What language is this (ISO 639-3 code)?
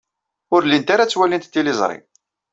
kab